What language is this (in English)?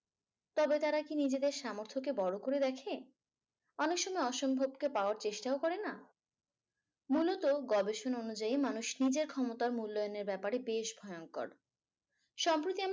Bangla